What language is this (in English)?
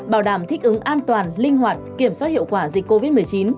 Vietnamese